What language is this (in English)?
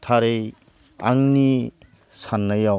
Bodo